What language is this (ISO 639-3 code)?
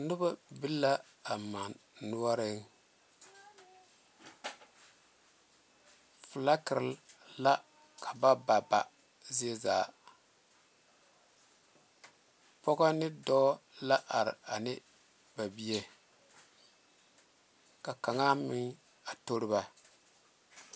dga